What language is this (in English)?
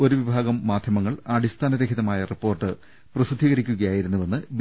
Malayalam